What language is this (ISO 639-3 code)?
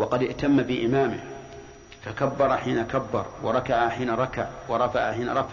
ara